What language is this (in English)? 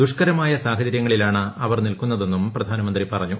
Malayalam